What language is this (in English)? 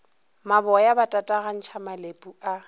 Northern Sotho